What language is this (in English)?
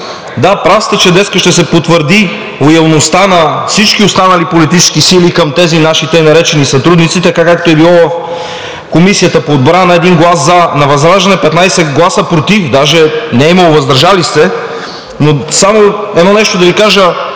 Bulgarian